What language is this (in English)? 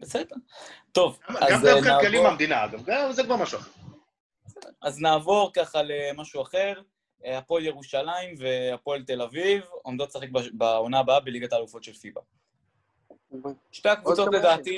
Hebrew